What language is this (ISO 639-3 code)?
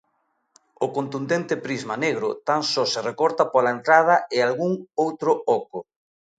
glg